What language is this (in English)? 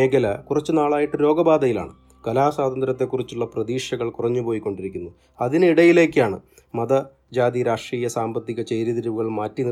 Malayalam